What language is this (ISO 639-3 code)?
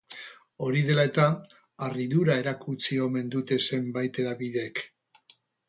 eus